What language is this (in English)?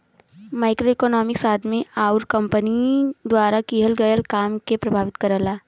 Bhojpuri